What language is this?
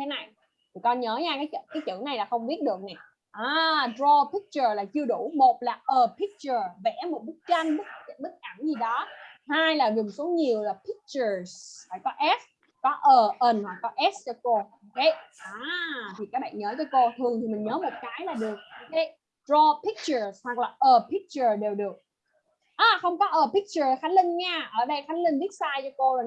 Vietnamese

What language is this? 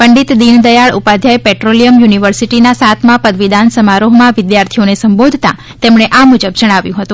Gujarati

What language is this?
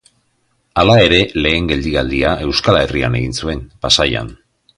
Basque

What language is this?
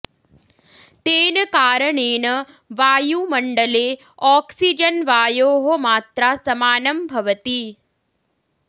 Sanskrit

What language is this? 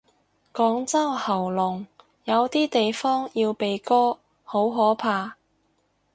Cantonese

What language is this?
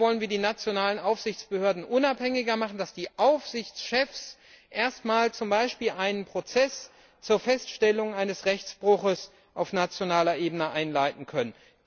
German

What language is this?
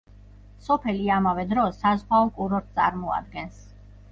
Georgian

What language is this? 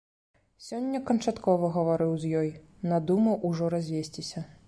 Belarusian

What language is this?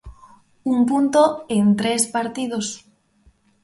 Galician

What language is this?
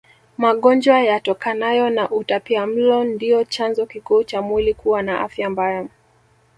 Swahili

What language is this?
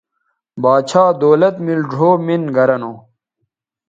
Bateri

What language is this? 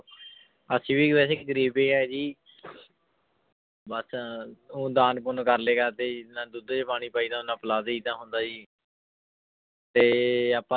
Punjabi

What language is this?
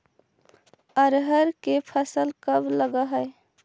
Magahi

